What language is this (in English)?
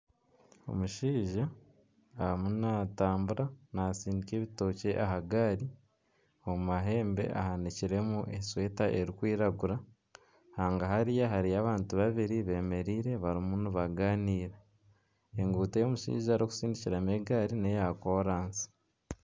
Nyankole